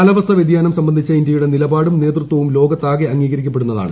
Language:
Malayalam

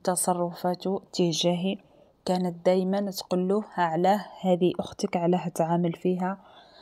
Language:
Arabic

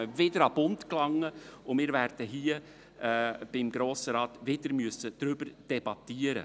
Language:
Swiss German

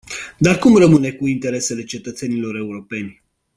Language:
Romanian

